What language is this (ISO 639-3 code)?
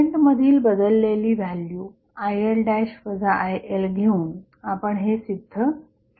mar